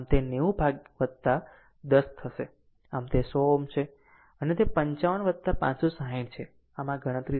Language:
Gujarati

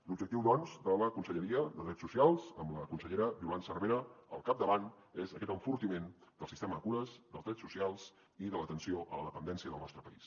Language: Catalan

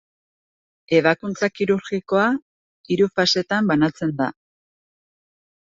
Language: Basque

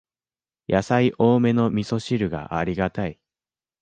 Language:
Japanese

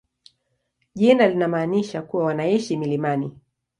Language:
Swahili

